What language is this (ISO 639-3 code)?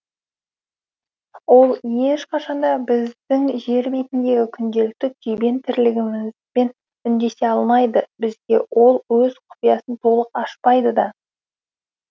kaz